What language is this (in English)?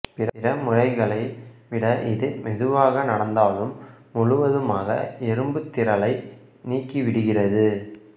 Tamil